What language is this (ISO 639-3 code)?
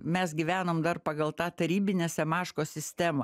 lit